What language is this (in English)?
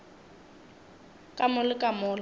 Northern Sotho